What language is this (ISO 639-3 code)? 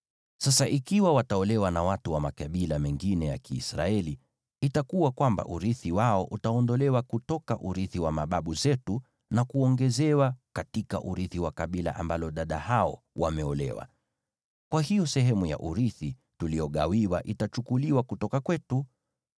swa